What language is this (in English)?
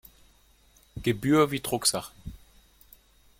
German